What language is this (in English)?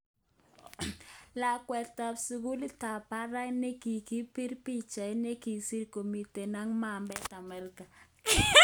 Kalenjin